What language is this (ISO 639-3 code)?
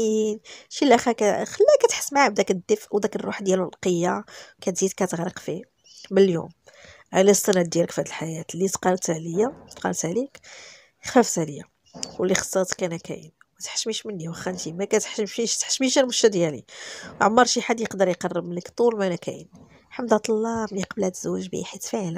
ara